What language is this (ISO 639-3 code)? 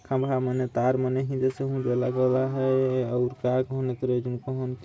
sck